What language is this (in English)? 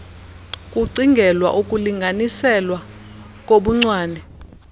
Xhosa